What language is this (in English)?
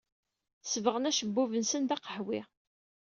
Kabyle